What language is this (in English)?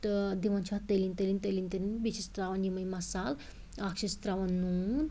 Kashmiri